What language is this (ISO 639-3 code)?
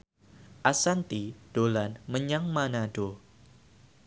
jav